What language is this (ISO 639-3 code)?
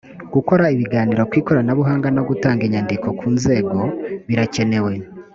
kin